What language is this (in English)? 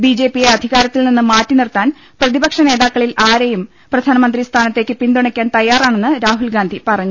Malayalam